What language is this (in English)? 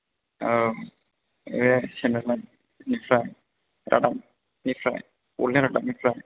Bodo